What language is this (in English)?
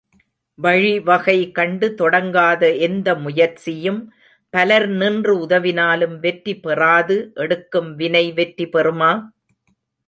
Tamil